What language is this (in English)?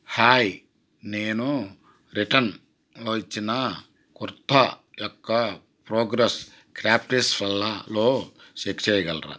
Telugu